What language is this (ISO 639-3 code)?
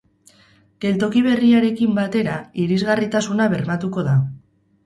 eus